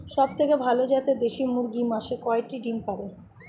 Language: Bangla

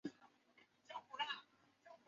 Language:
Chinese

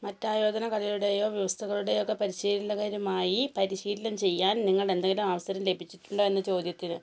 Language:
Malayalam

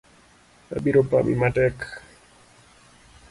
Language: Luo (Kenya and Tanzania)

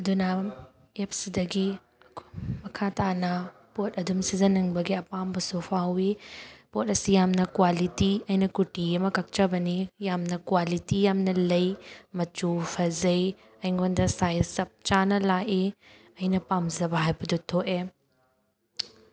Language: Manipuri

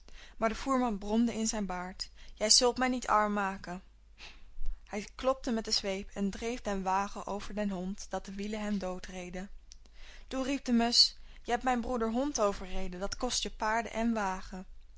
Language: Dutch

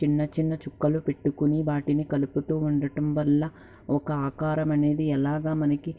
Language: Telugu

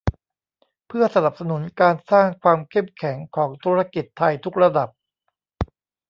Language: Thai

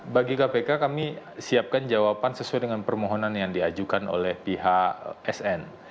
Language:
Indonesian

